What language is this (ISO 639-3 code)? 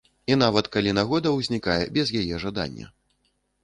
bel